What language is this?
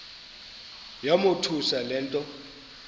Xhosa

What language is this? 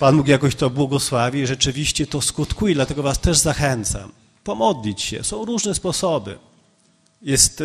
Polish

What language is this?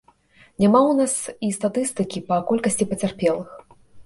Belarusian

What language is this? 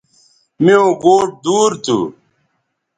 Bateri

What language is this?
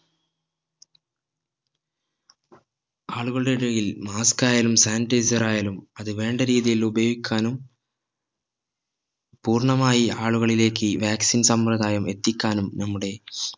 Malayalam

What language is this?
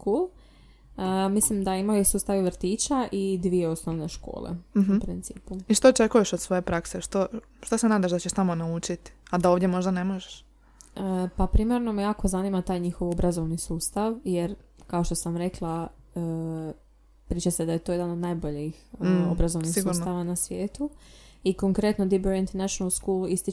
Croatian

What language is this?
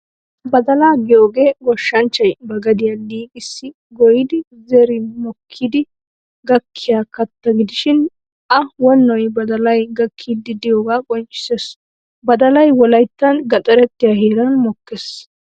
Wolaytta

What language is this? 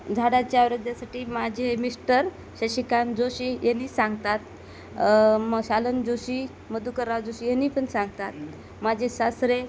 Marathi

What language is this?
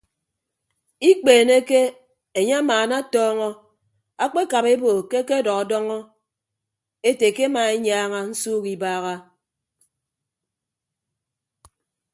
Ibibio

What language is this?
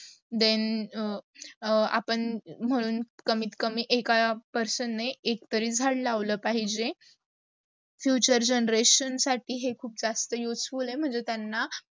Marathi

